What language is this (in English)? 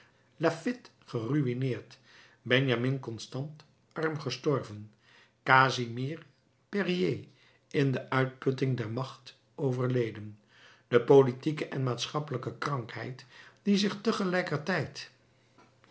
Dutch